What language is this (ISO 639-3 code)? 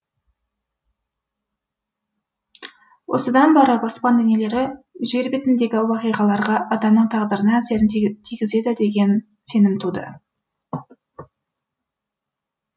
kaz